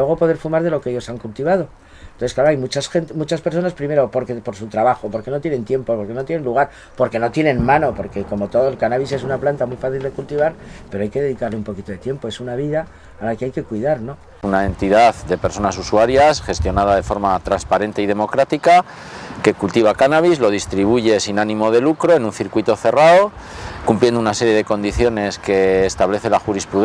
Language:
Spanish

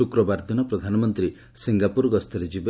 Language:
Odia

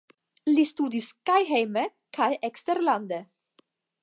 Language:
Esperanto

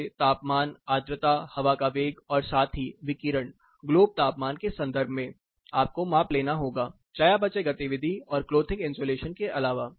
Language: Hindi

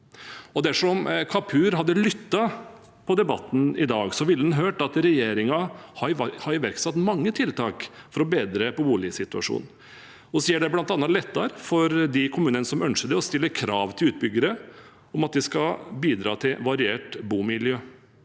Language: Norwegian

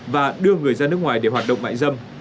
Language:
Vietnamese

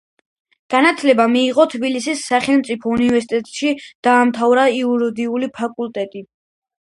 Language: Georgian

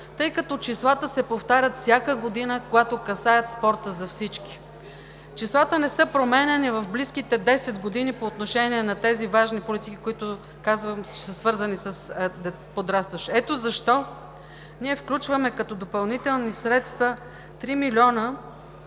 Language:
Bulgarian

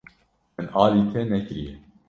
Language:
Kurdish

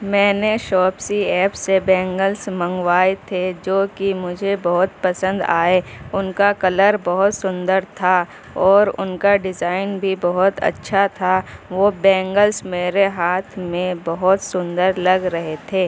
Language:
Urdu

